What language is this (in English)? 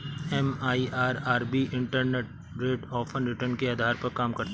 Hindi